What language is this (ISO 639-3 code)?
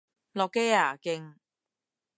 yue